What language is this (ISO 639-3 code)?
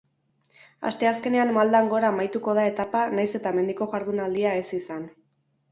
eus